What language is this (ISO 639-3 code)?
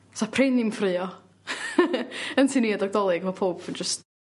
cym